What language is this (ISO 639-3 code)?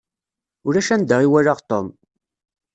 kab